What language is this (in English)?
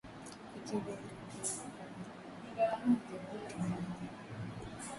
Swahili